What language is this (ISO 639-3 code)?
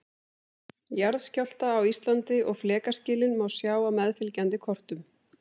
isl